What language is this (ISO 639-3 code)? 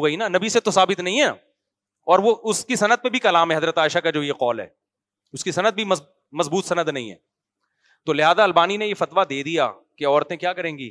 urd